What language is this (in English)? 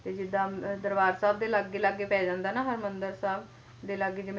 Punjabi